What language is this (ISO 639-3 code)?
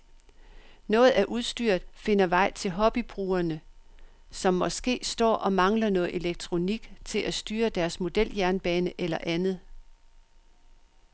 dan